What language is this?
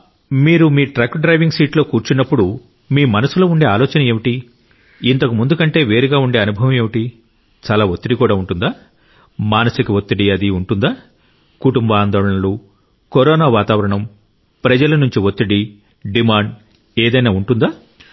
Telugu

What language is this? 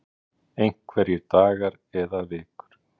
Icelandic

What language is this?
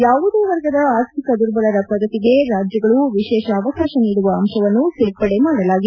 Kannada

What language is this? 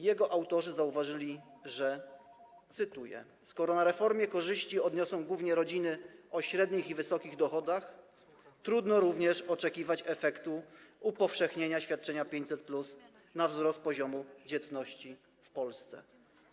Polish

